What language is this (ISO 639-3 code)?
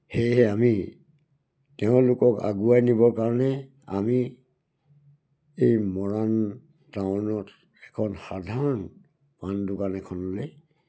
asm